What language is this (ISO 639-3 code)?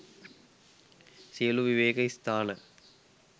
sin